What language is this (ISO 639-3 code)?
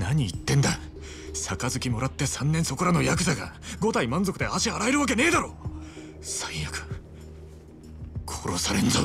jpn